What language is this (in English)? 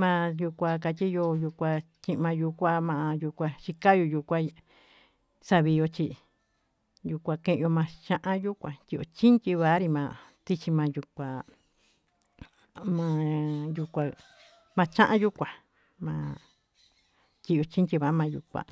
Tututepec Mixtec